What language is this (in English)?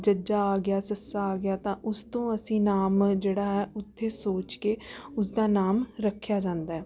Punjabi